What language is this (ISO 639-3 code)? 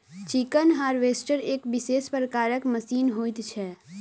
mai